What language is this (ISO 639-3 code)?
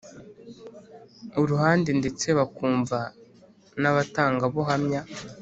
kin